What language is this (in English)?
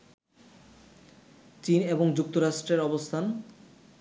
Bangla